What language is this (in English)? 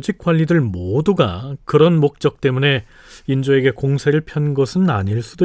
Korean